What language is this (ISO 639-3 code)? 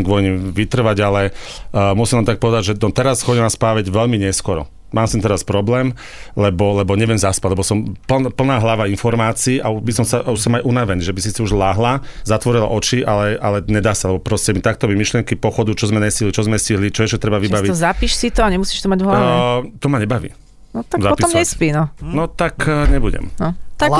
slk